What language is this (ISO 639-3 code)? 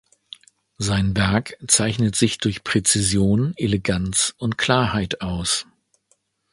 deu